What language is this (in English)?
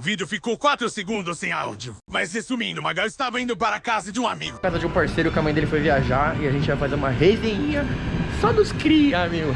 Portuguese